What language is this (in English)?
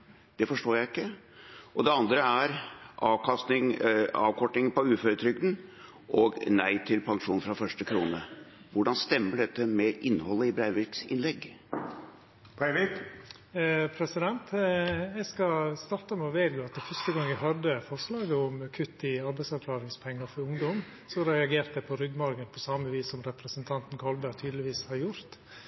Norwegian